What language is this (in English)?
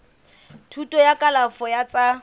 Southern Sotho